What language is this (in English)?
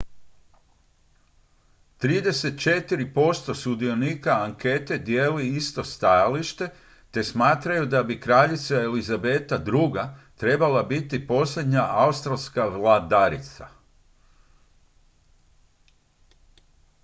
Croatian